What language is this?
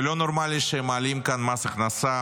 Hebrew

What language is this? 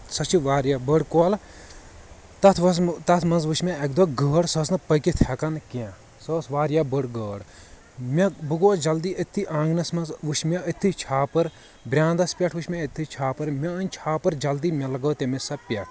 Kashmiri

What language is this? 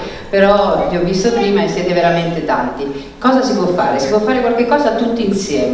Italian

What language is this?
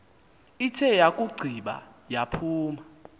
Xhosa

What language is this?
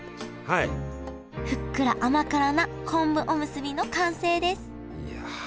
Japanese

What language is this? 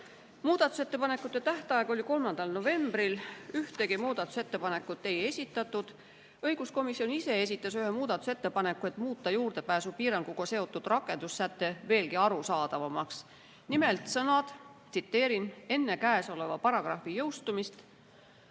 Estonian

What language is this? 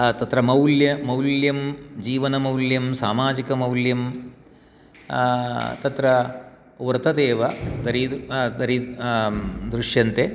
Sanskrit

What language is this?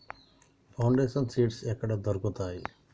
Telugu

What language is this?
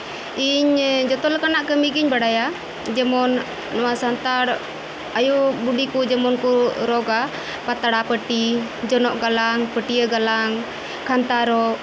Santali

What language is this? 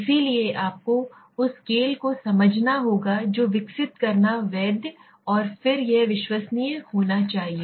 Hindi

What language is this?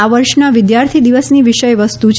Gujarati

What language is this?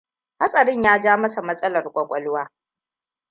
Hausa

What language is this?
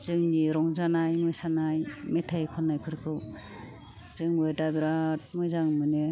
Bodo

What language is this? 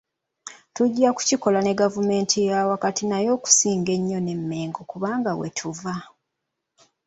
Ganda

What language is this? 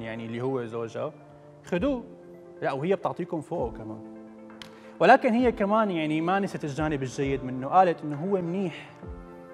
Arabic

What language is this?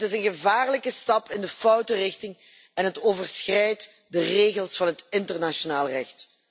Dutch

